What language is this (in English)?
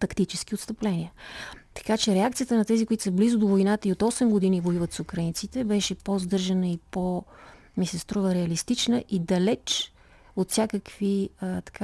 Bulgarian